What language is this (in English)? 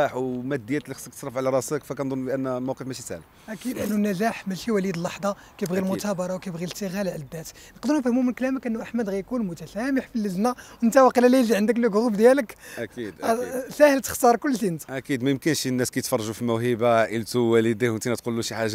Arabic